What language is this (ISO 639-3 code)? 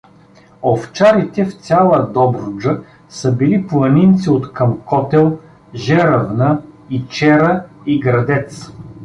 bul